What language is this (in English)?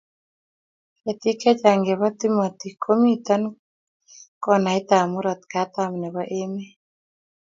Kalenjin